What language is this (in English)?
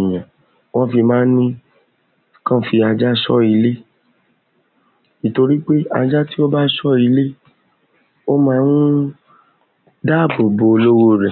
Yoruba